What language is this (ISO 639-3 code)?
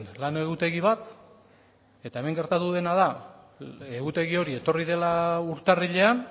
eus